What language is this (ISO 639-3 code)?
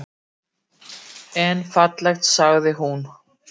isl